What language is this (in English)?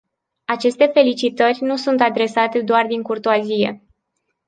Romanian